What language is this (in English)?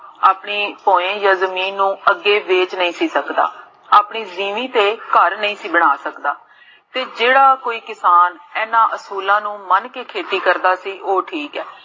Punjabi